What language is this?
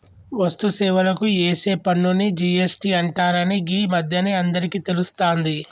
Telugu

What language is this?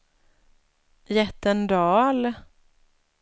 Swedish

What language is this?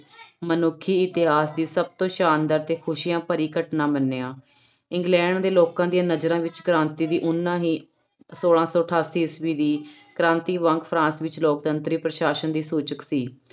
Punjabi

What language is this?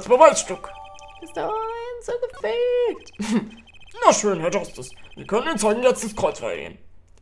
German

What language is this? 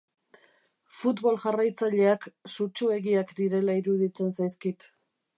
Basque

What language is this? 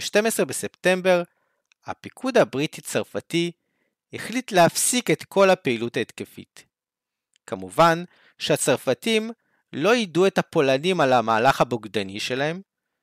Hebrew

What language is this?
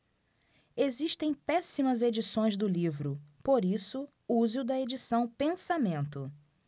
Portuguese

